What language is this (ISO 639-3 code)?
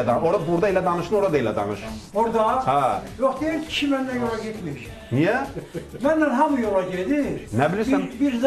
tur